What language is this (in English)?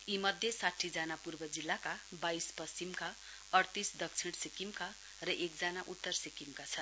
Nepali